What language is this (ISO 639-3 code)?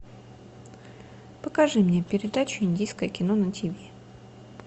rus